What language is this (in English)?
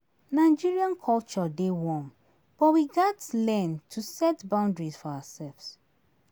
Nigerian Pidgin